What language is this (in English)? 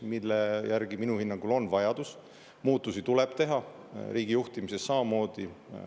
Estonian